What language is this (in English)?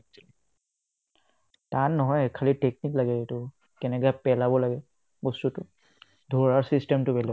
Assamese